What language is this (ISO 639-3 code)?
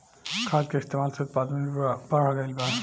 bho